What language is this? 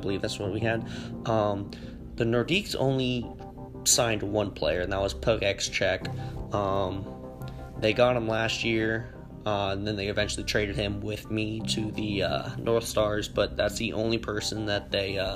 English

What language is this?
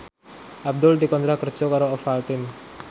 Javanese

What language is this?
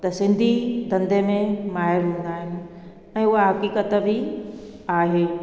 Sindhi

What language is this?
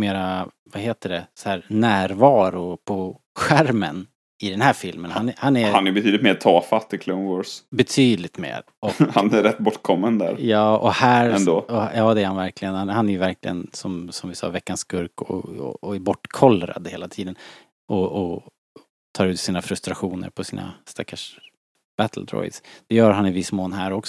Swedish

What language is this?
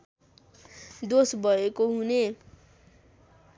Nepali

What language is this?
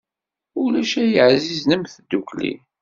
Kabyle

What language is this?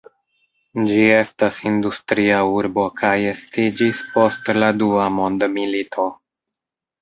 Esperanto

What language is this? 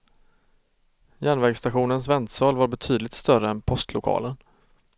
Swedish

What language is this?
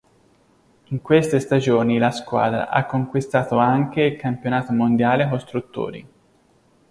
Italian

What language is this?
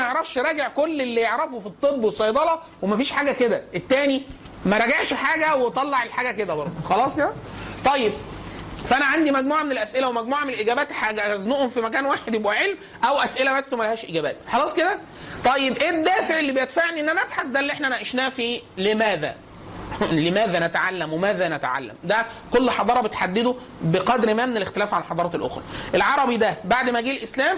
Arabic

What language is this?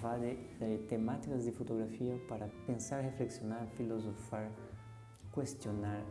Spanish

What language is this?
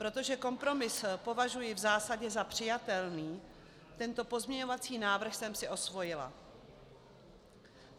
Czech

